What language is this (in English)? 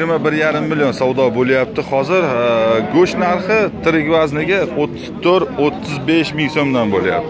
Turkish